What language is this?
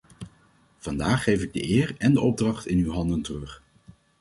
Dutch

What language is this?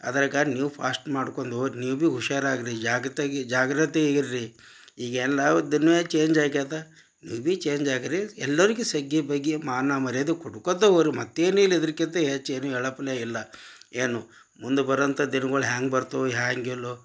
Kannada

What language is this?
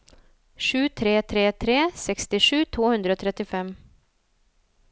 Norwegian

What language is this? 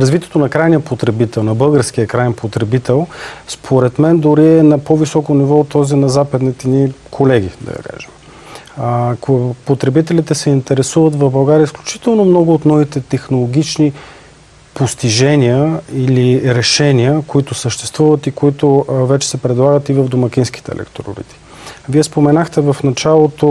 Bulgarian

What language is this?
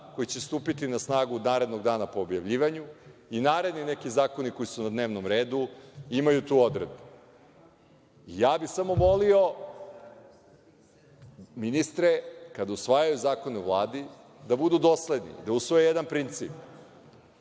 Serbian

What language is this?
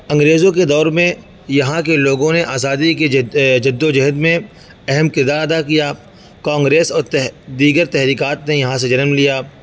Urdu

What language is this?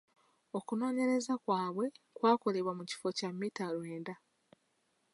Ganda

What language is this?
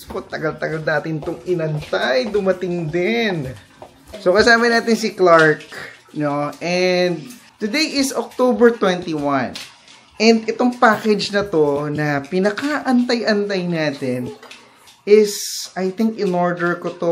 Filipino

